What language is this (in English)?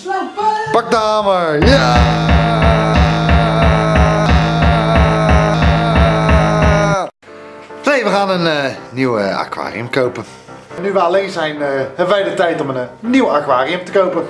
Dutch